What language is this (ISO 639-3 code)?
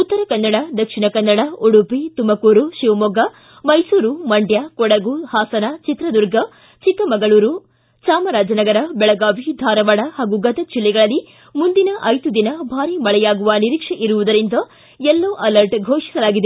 kan